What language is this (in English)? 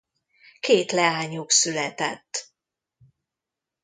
Hungarian